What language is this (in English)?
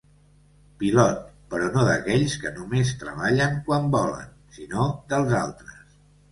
Catalan